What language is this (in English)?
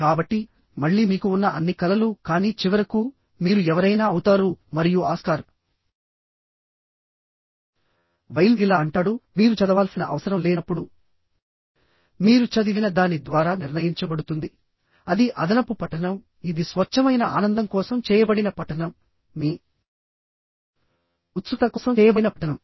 Telugu